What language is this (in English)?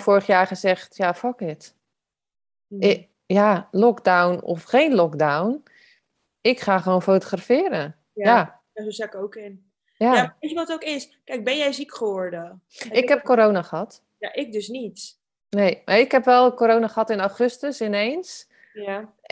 Dutch